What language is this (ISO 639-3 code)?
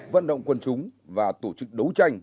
vie